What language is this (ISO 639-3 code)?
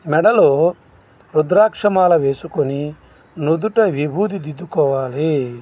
tel